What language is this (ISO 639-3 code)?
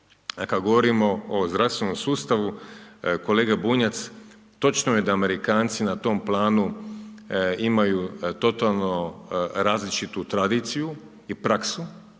hrv